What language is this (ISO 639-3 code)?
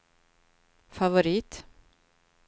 swe